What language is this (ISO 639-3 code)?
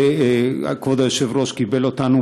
heb